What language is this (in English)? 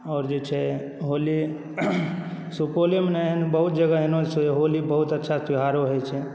Maithili